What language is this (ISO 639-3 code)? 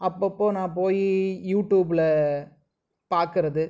tam